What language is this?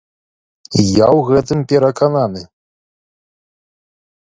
Belarusian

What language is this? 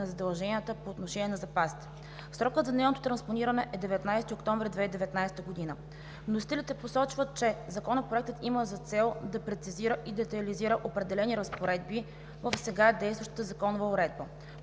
Bulgarian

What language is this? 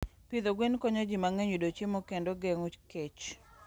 Luo (Kenya and Tanzania)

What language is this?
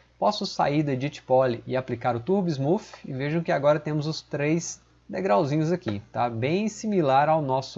Portuguese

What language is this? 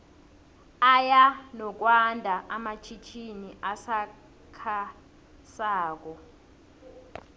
South Ndebele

